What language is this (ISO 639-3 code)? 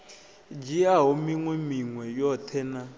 ven